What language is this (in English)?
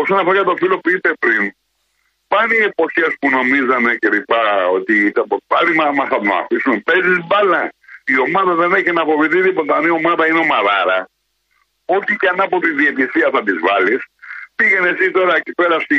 Greek